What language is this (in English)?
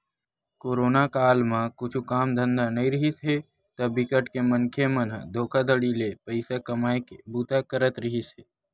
Chhattisgarhi